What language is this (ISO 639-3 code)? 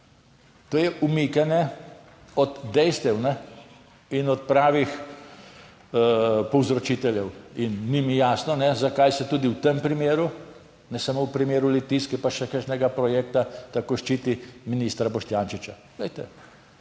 slv